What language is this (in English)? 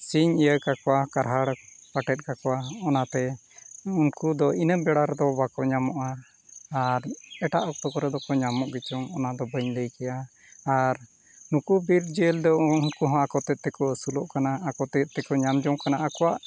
Santali